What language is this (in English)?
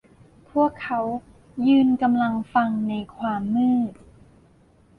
Thai